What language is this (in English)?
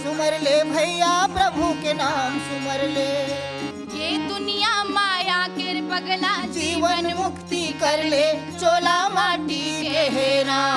Hindi